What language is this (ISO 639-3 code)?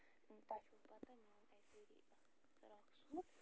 kas